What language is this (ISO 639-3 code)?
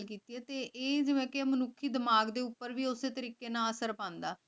pan